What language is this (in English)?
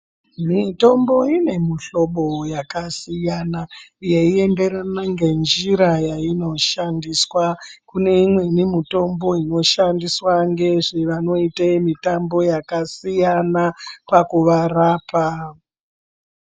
Ndau